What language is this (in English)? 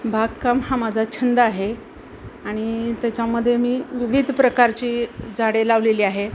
Marathi